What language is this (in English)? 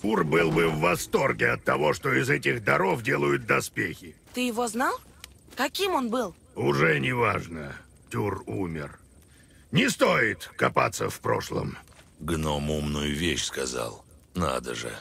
Russian